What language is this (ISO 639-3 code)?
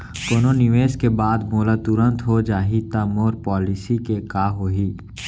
hne